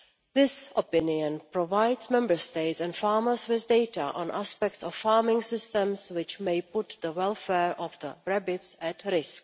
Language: English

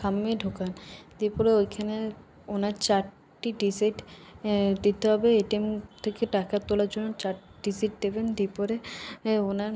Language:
Bangla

